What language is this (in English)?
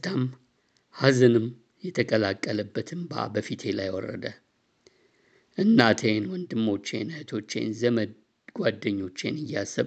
Amharic